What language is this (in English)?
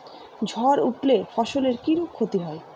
Bangla